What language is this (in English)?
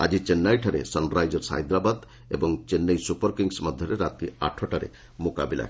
Odia